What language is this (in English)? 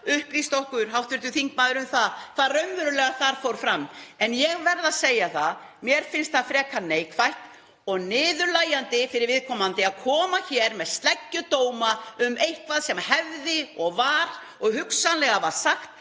Icelandic